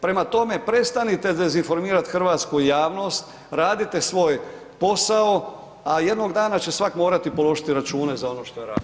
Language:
Croatian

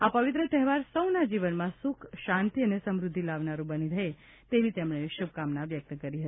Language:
Gujarati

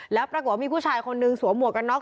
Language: Thai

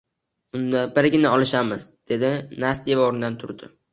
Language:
Uzbek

